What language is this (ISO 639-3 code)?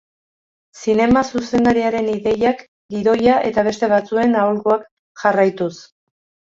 eus